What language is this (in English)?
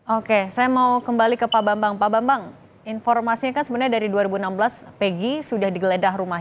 Indonesian